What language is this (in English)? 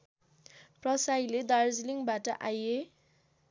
Nepali